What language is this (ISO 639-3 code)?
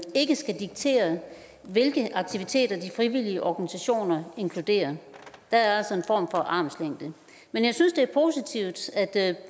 dan